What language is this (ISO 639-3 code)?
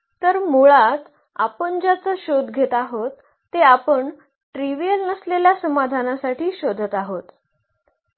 mar